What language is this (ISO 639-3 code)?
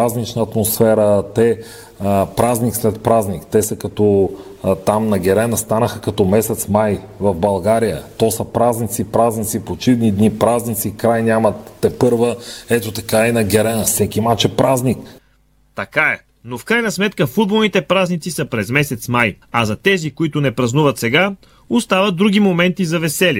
bul